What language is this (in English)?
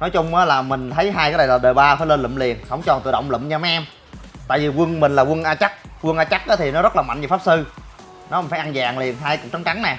Vietnamese